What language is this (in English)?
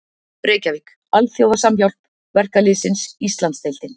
Icelandic